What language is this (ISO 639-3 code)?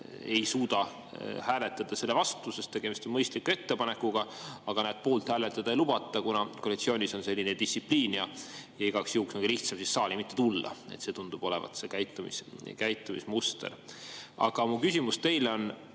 est